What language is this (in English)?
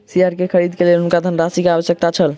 Maithili